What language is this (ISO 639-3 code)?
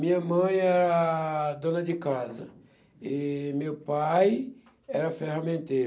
por